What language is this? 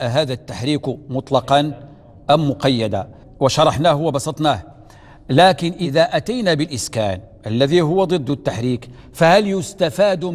Arabic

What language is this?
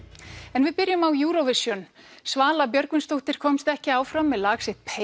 Icelandic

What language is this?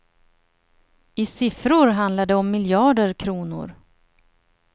Swedish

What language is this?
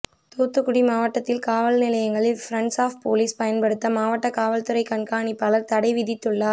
Tamil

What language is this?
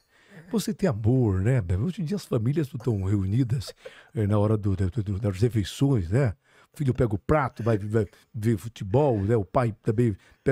Portuguese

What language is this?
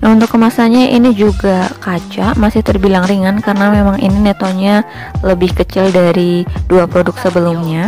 Indonesian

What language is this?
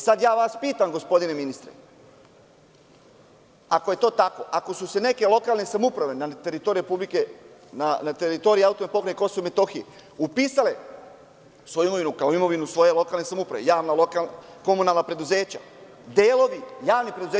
Serbian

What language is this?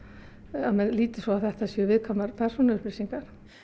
Icelandic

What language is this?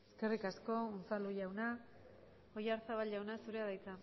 Basque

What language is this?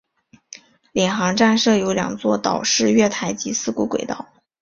Chinese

